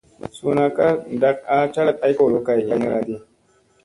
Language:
Musey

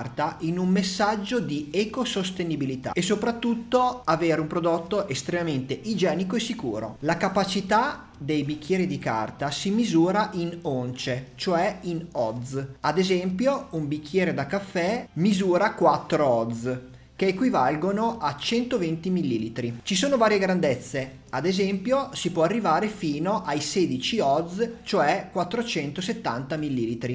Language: Italian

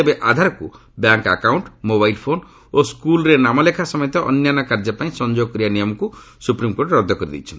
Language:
Odia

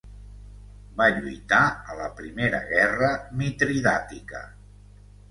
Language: Catalan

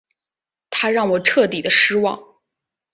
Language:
Chinese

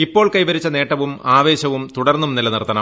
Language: Malayalam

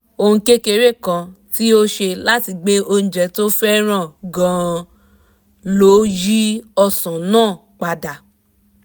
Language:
Yoruba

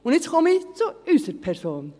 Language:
Swiss German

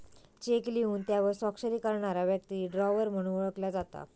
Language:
Marathi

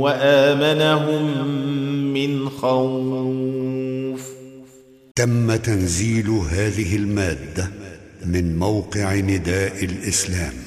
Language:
Arabic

